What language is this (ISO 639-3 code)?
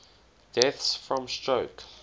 eng